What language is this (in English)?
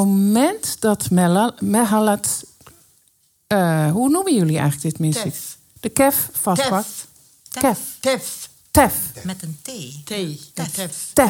Dutch